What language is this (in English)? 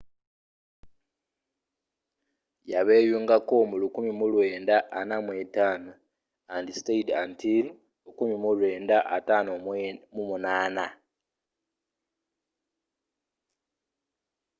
Ganda